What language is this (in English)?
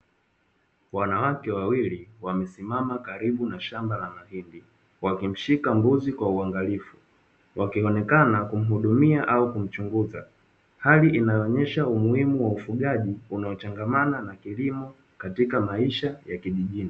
Swahili